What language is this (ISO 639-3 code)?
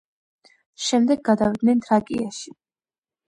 kat